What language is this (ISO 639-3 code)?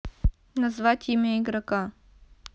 rus